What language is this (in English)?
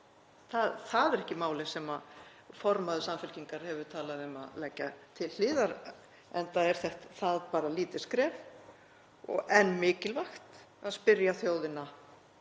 Icelandic